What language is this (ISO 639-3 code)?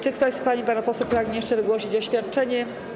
pol